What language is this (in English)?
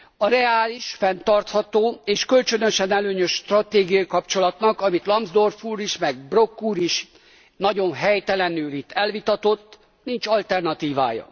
Hungarian